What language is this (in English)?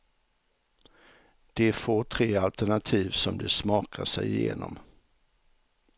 Swedish